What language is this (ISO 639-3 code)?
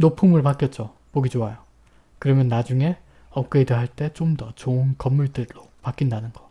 kor